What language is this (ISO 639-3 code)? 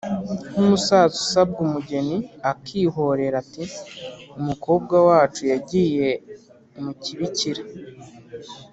kin